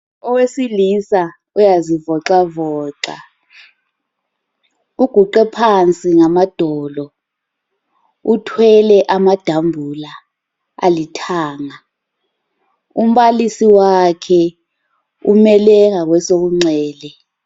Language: North Ndebele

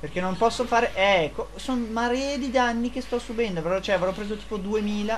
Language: Italian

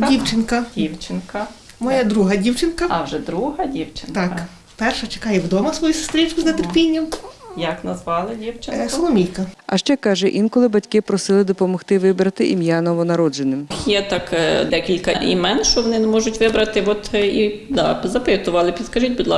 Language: Ukrainian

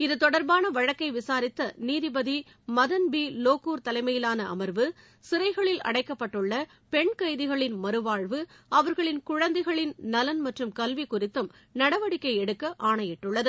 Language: Tamil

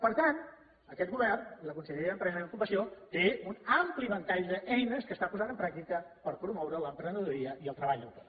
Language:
Catalan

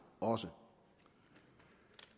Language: Danish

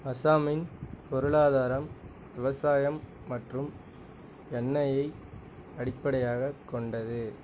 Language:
Tamil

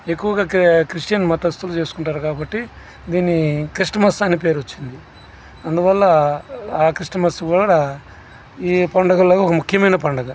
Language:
Telugu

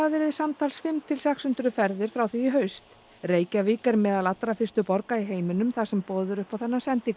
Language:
Icelandic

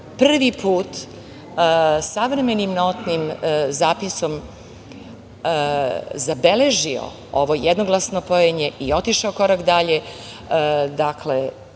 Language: Serbian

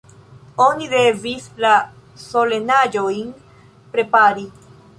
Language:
Esperanto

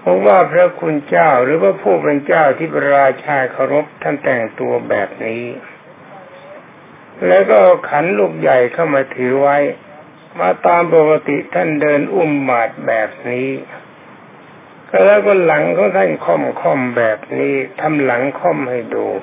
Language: Thai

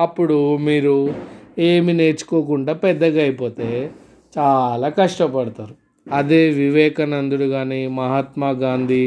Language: Telugu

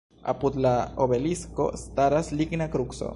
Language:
Esperanto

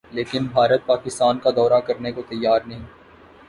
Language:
Urdu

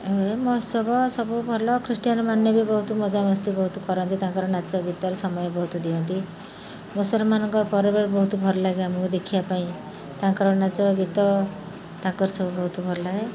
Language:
Odia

